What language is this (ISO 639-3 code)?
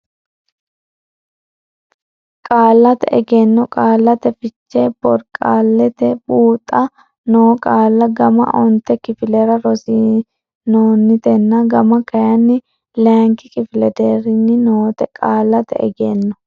sid